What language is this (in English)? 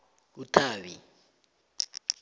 South Ndebele